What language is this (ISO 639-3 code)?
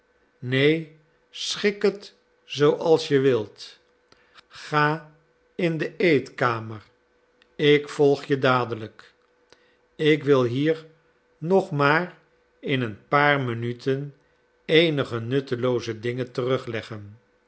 nld